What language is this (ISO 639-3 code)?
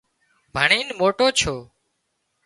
kxp